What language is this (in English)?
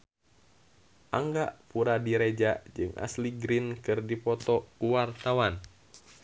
Sundanese